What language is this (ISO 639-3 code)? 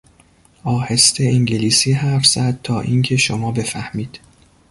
fas